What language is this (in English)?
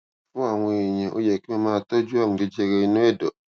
Yoruba